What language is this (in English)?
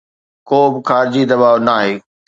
Sindhi